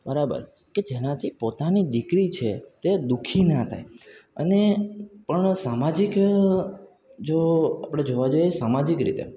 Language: Gujarati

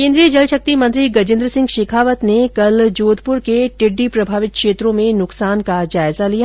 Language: Hindi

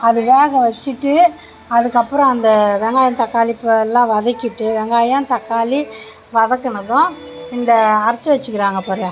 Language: Tamil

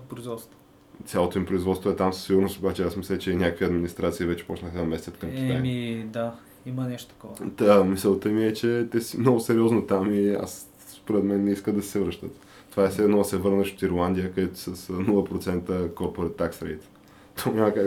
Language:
Bulgarian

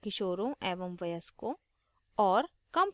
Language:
Hindi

